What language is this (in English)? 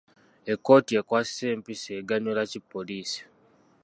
Ganda